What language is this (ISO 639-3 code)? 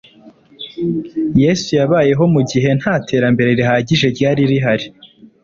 kin